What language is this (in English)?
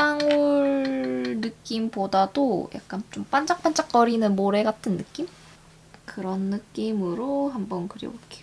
Korean